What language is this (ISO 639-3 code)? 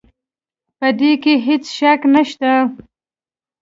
pus